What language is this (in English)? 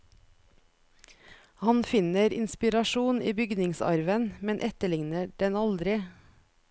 Norwegian